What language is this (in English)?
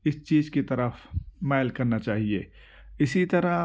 Urdu